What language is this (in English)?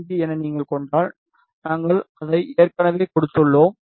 Tamil